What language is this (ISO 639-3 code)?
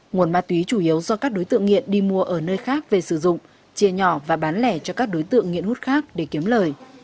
vie